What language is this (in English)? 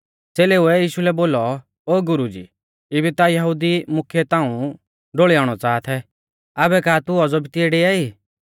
Mahasu Pahari